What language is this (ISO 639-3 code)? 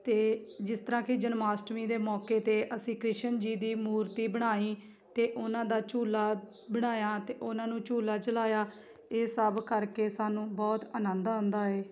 pan